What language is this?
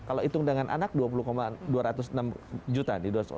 Indonesian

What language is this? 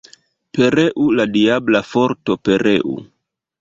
Esperanto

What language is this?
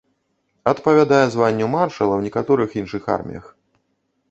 Belarusian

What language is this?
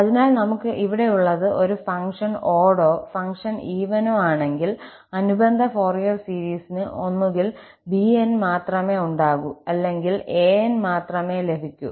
Malayalam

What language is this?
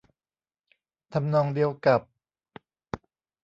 Thai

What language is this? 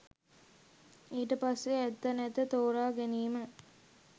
Sinhala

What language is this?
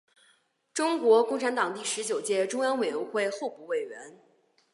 Chinese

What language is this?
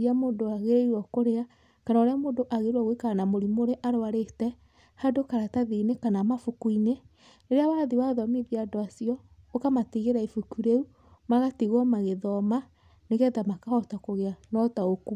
Kikuyu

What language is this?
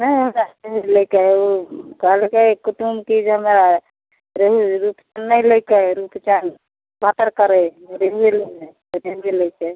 Maithili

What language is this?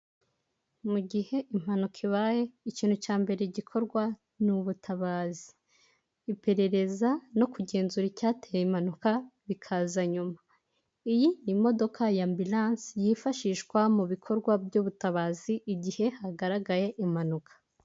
Kinyarwanda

